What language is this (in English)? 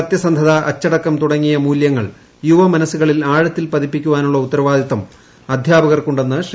Malayalam